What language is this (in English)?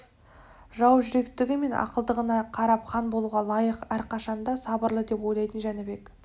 Kazakh